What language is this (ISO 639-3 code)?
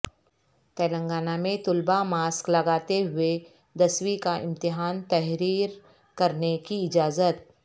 urd